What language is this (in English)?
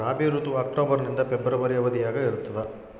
Kannada